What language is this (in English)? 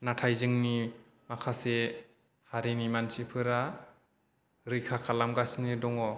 Bodo